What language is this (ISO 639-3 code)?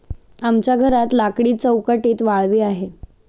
mar